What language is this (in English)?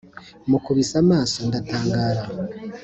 Kinyarwanda